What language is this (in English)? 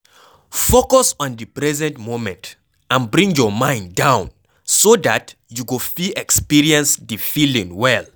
Nigerian Pidgin